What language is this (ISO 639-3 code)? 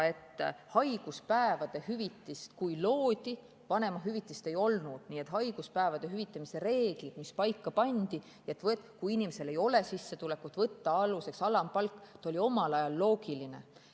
est